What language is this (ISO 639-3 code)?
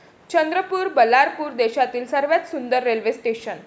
mar